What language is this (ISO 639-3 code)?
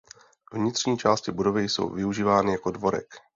ces